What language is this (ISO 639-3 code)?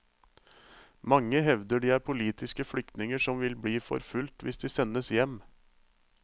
nor